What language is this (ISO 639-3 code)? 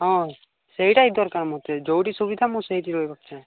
ori